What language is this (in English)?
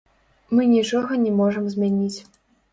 Belarusian